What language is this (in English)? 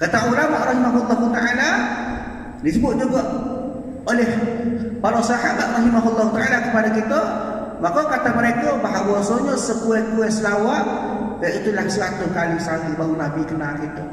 Malay